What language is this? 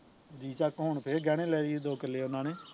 Punjabi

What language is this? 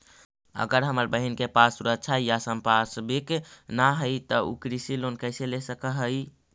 Magahi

